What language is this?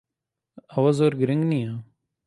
Central Kurdish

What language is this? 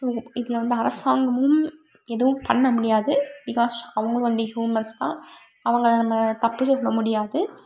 Tamil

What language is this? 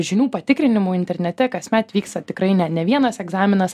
Lithuanian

